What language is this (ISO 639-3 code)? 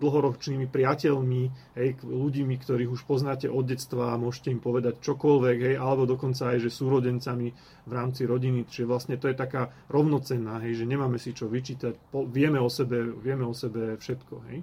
slk